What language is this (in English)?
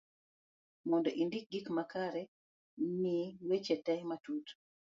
Luo (Kenya and Tanzania)